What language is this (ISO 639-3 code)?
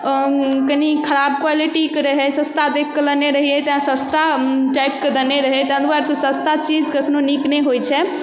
mai